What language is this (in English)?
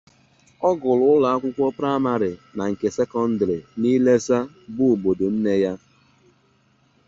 Igbo